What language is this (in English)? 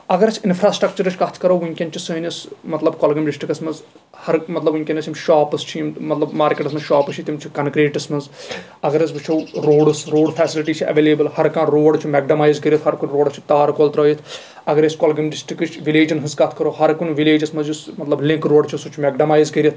Kashmiri